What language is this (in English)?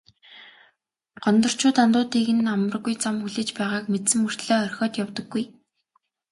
Mongolian